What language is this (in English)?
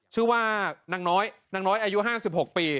Thai